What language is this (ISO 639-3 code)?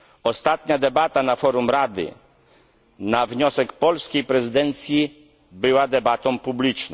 pol